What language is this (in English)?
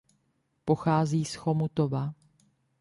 Czech